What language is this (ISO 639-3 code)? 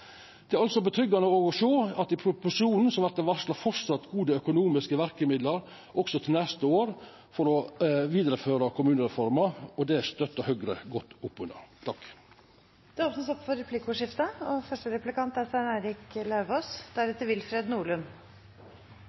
nor